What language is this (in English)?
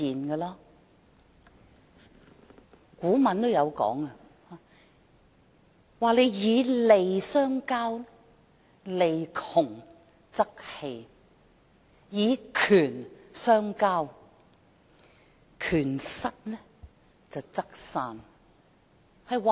Cantonese